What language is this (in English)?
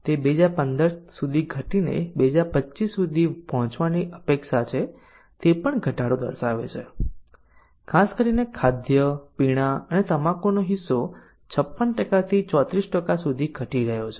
Gujarati